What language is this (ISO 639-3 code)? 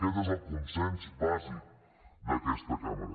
cat